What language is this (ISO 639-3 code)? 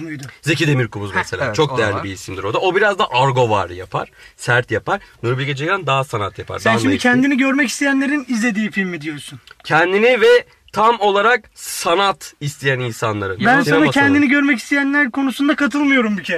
tur